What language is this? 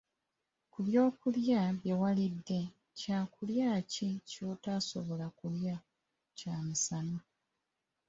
Ganda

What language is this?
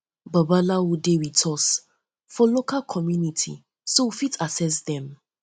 Nigerian Pidgin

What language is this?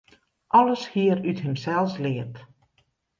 Western Frisian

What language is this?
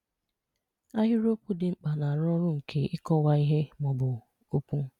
Igbo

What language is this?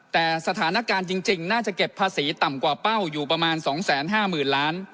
Thai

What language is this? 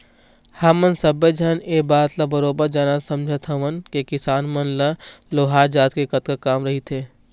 Chhattisgarhi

